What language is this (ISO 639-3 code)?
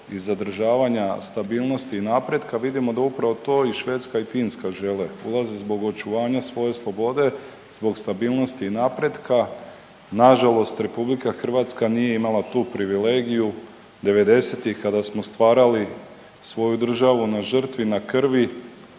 hrv